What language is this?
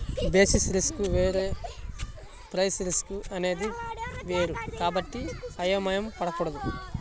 Telugu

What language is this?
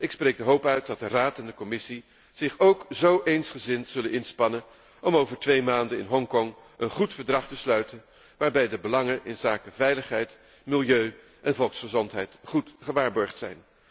Dutch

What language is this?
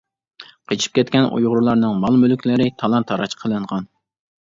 Uyghur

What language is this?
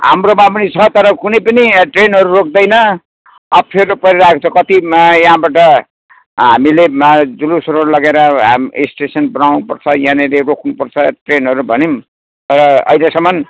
Nepali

